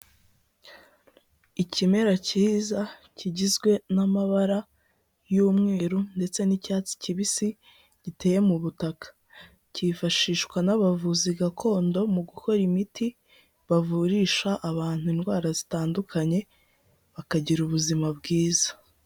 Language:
Kinyarwanda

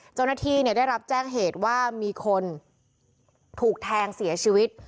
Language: Thai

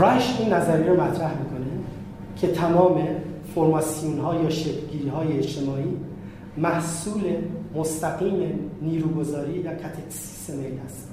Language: Persian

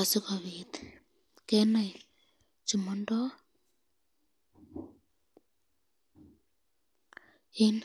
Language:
Kalenjin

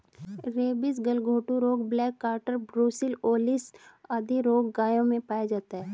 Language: Hindi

